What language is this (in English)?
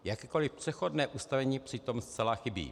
Czech